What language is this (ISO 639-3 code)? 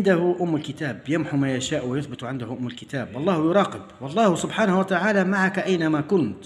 ara